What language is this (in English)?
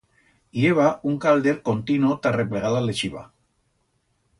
Aragonese